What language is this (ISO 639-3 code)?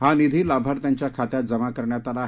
mar